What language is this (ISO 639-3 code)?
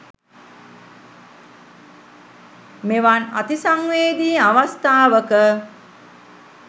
sin